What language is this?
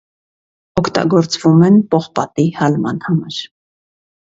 Armenian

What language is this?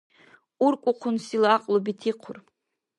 Dargwa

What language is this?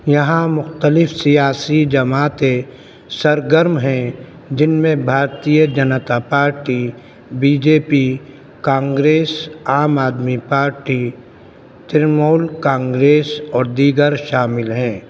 Urdu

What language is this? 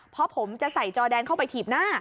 Thai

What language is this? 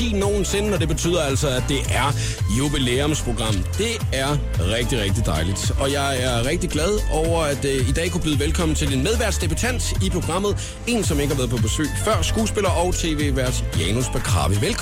Danish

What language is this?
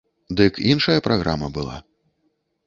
Belarusian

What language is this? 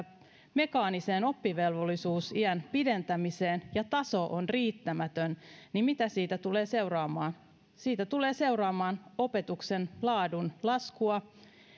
Finnish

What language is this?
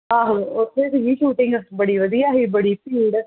Punjabi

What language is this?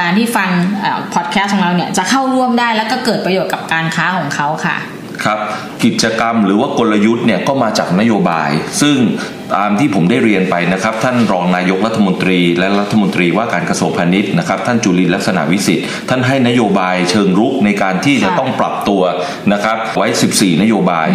Thai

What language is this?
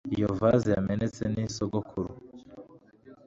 Kinyarwanda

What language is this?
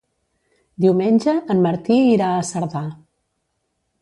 Catalan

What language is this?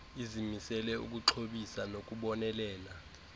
Xhosa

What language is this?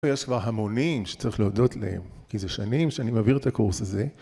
Hebrew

